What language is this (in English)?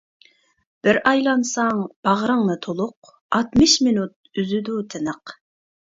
Uyghur